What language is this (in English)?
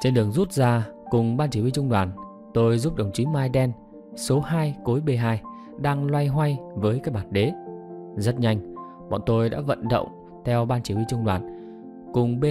Vietnamese